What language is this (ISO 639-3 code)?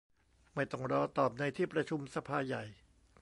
tha